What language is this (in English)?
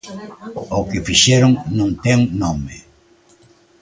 Galician